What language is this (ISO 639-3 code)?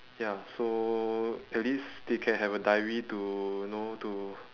eng